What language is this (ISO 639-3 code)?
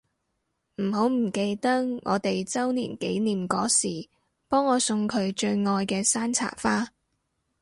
yue